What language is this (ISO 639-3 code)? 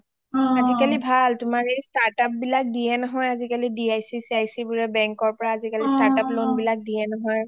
asm